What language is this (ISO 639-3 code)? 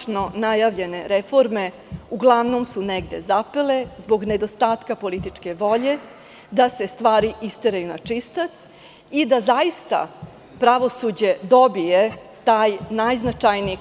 srp